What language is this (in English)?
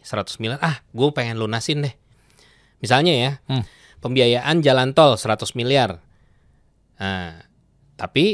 Indonesian